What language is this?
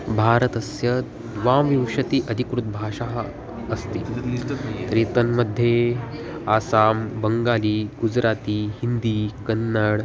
Sanskrit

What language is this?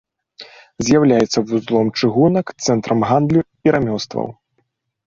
Belarusian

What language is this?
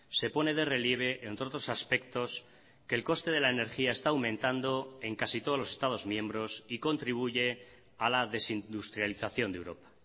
Spanish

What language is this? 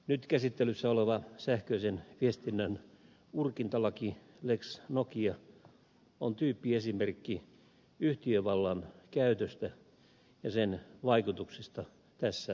Finnish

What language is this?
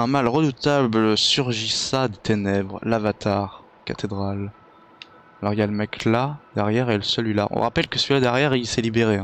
French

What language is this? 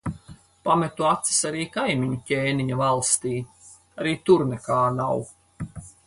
Latvian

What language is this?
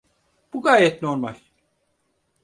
Turkish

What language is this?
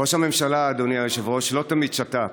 Hebrew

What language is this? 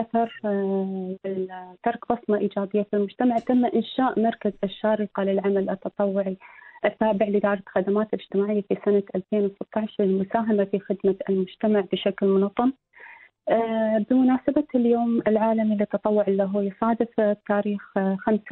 Arabic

